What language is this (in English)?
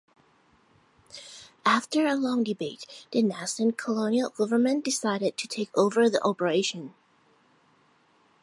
English